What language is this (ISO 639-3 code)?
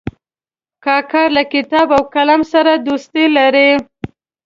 pus